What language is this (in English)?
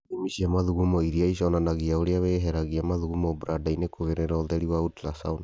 Kikuyu